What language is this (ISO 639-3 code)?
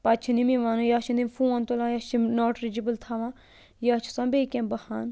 kas